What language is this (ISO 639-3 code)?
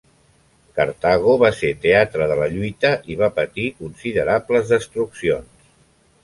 cat